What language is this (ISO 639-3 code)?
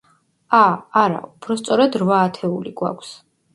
kat